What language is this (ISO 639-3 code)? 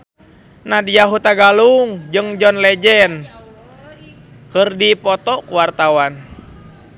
sun